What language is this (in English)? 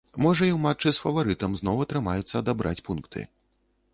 Belarusian